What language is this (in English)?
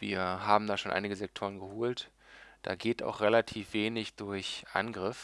German